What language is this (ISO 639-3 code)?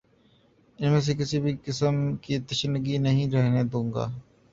urd